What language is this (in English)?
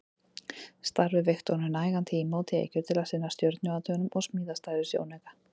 Icelandic